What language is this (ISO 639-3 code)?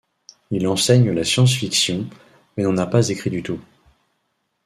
fra